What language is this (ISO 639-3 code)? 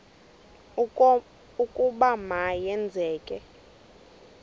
xho